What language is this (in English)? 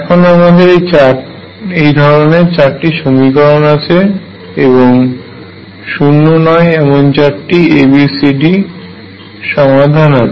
Bangla